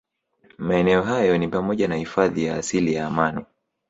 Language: Swahili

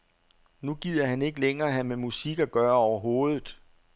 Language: Danish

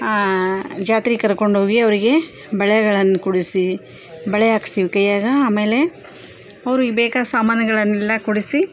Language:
Kannada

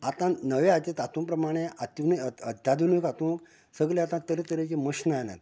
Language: Konkani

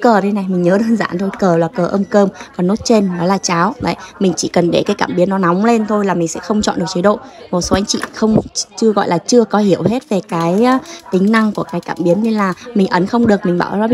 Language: Vietnamese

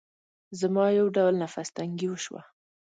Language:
Pashto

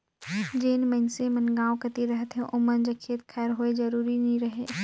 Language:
Chhattisgarhi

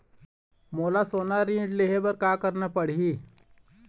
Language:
Chhattisgarhi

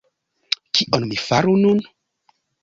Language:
Esperanto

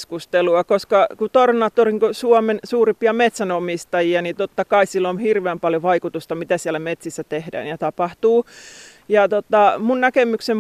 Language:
Finnish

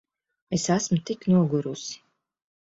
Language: Latvian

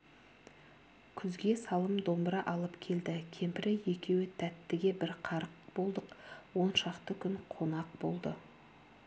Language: Kazakh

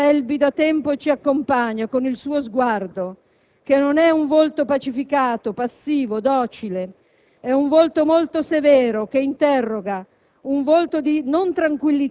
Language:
Italian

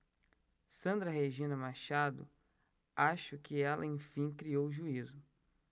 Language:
Portuguese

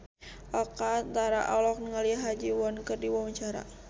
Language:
Sundanese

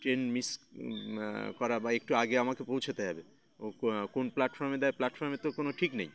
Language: Bangla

